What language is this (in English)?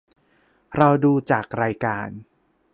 Thai